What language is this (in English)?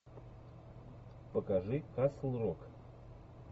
Russian